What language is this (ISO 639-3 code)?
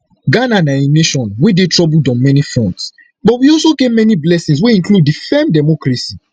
pcm